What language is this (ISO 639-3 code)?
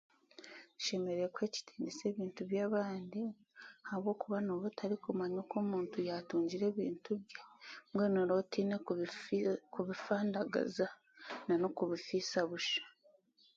cgg